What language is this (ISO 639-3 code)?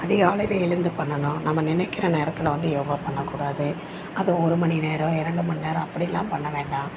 tam